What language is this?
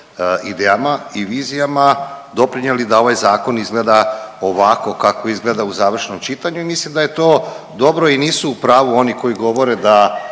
Croatian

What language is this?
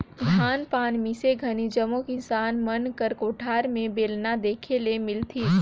Chhattisgarhi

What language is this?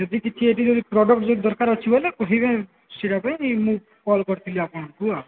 Odia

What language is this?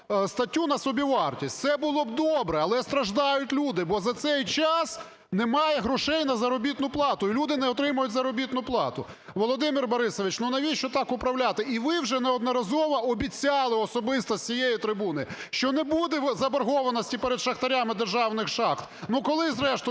Ukrainian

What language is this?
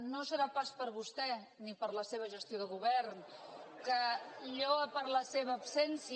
Catalan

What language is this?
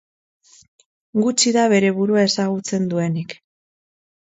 Basque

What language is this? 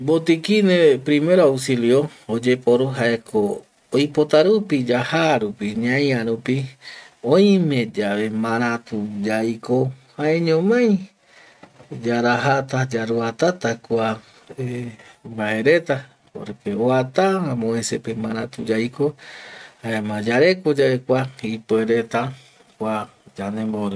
Eastern Bolivian Guaraní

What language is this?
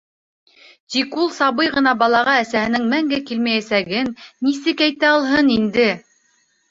Bashkir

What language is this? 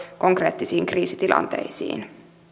Finnish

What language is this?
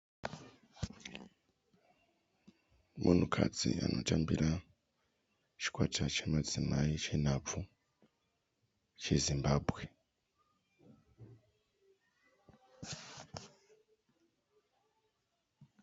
Shona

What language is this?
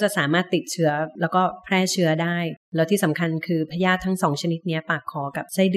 Thai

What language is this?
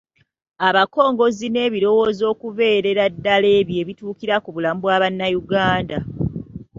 Ganda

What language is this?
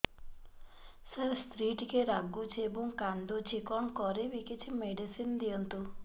Odia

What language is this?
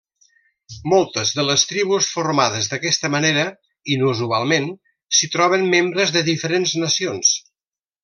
Catalan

